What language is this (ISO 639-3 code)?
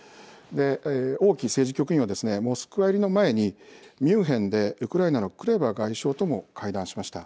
jpn